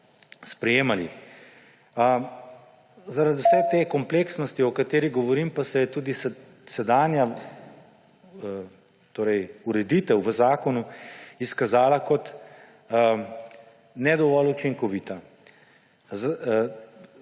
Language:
Slovenian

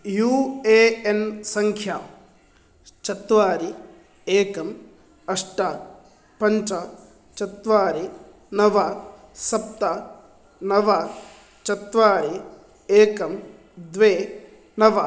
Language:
Sanskrit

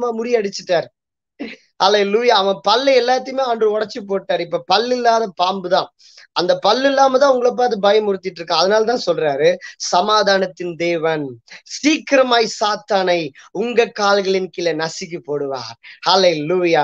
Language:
Vietnamese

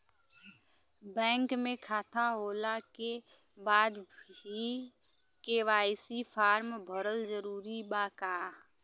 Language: Bhojpuri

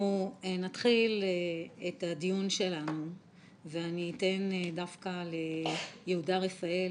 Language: Hebrew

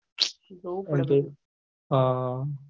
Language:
Gujarati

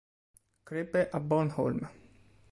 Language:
Italian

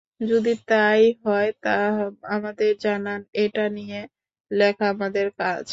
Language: Bangla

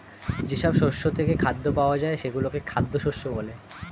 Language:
Bangla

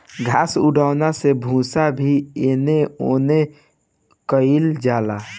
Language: Bhojpuri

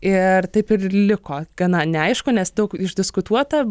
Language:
Lithuanian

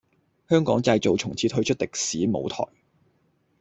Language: Cantonese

